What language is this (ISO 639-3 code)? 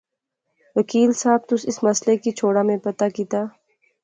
phr